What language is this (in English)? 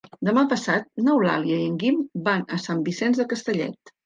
Catalan